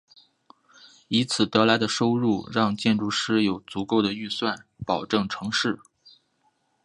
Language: Chinese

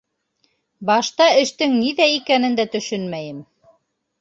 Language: Bashkir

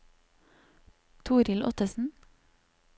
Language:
Norwegian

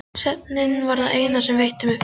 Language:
Icelandic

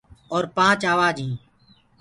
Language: Gurgula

